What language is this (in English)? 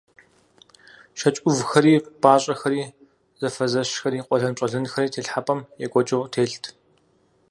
Kabardian